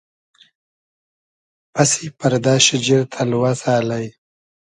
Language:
Hazaragi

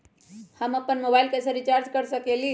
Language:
Magahi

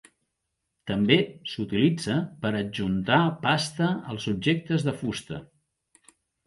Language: Catalan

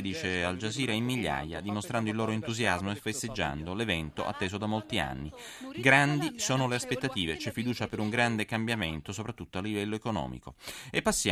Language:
Italian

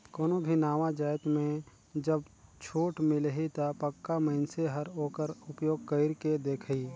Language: Chhattisgarhi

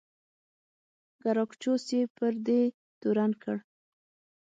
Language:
Pashto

